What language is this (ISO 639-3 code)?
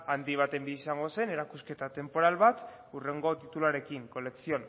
eus